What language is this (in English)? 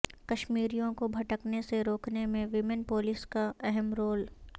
Urdu